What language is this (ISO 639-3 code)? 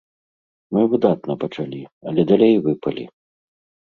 bel